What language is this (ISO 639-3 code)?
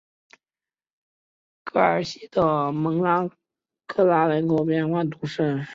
zho